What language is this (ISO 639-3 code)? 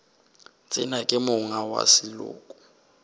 nso